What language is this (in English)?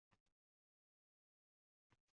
Uzbek